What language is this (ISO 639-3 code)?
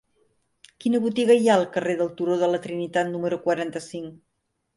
cat